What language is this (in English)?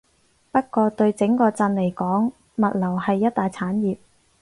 Cantonese